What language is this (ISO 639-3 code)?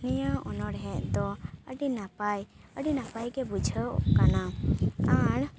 sat